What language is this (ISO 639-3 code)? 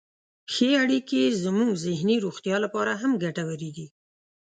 pus